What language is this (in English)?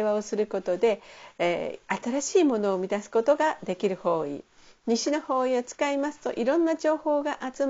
Japanese